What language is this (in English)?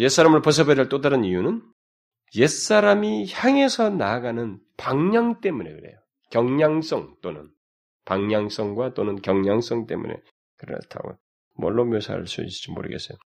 Korean